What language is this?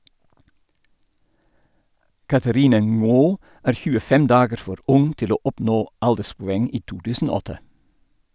Norwegian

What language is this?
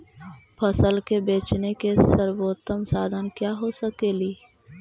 Magahi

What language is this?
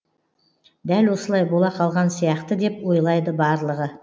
Kazakh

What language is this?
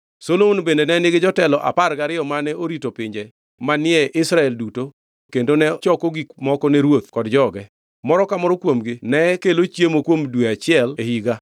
Luo (Kenya and Tanzania)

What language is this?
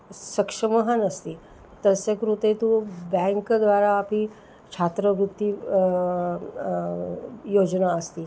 Sanskrit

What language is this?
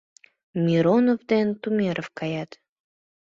Mari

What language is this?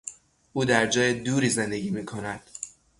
Persian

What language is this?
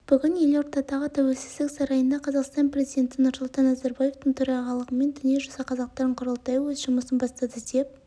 Kazakh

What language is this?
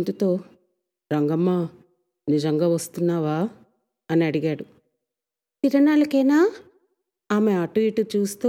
Telugu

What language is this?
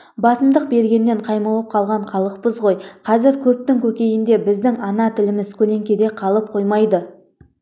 Kazakh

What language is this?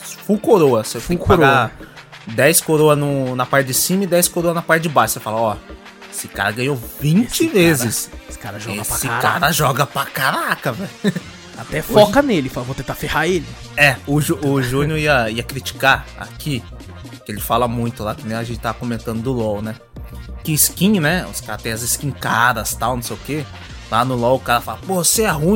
Portuguese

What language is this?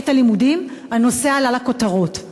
Hebrew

